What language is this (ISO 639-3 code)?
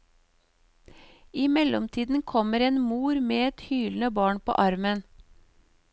nor